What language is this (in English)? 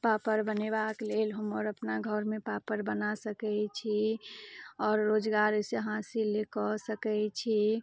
Maithili